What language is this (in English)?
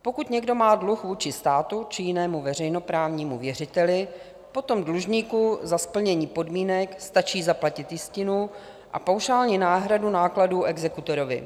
Czech